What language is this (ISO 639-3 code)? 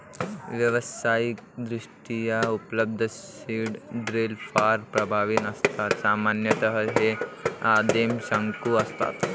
mar